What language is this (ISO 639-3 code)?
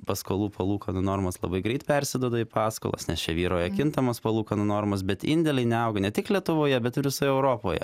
lit